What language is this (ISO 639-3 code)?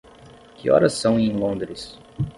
por